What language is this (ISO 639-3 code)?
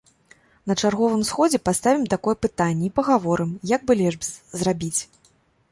bel